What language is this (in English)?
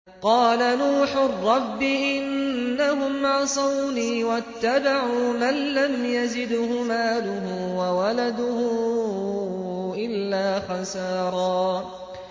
Arabic